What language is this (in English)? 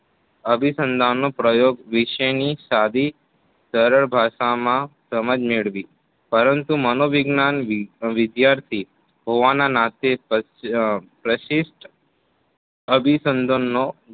Gujarati